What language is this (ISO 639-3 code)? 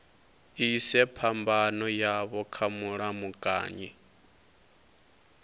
ven